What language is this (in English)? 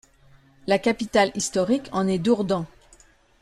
French